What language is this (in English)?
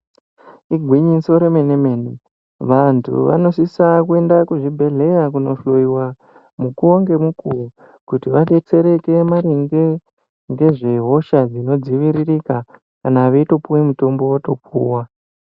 Ndau